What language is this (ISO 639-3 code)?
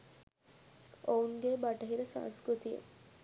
sin